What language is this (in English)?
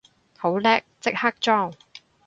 Cantonese